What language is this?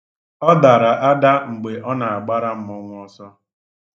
Igbo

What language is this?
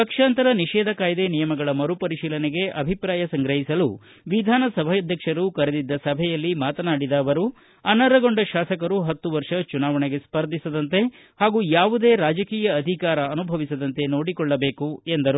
Kannada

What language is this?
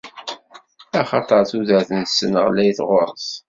Kabyle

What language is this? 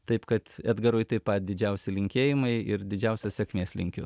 Lithuanian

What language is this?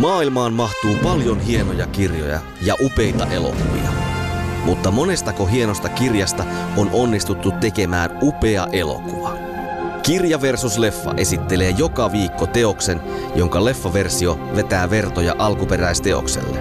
Finnish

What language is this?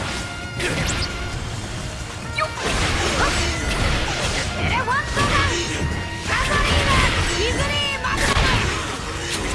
Japanese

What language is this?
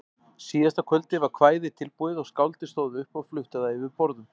Icelandic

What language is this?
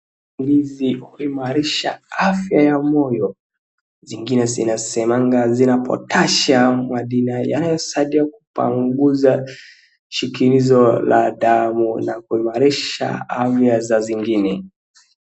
Swahili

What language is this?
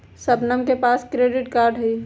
Magahi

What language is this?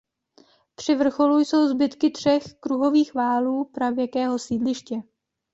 Czech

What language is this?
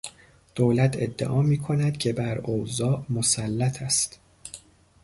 Persian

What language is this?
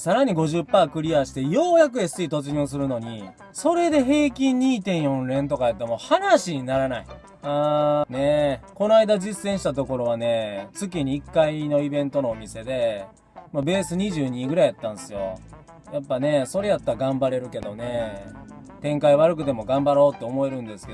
Japanese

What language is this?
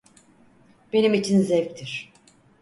Turkish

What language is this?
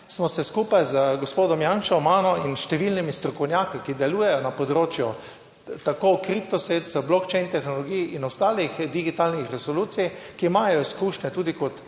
Slovenian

